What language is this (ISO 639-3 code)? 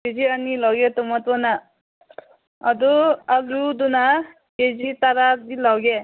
mni